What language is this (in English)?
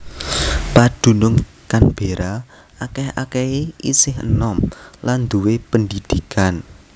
Javanese